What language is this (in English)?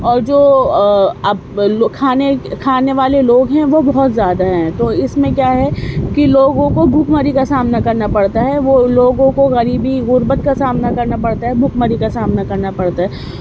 Urdu